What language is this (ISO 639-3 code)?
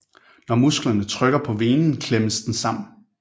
dan